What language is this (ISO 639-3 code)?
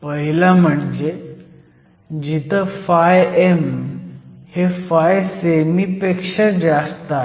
mar